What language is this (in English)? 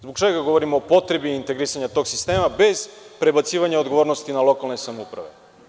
Serbian